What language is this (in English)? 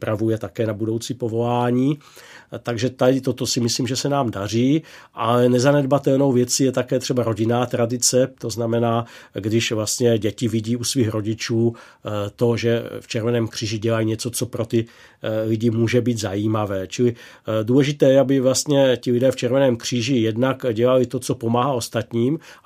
Czech